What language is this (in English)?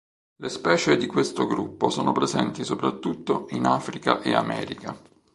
Italian